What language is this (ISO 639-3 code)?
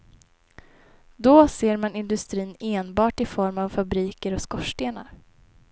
swe